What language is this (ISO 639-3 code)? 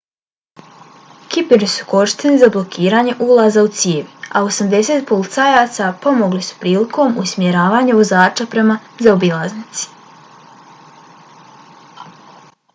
bos